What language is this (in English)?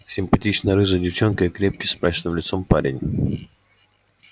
Russian